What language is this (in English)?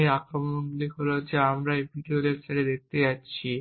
Bangla